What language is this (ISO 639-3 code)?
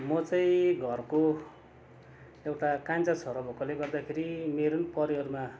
nep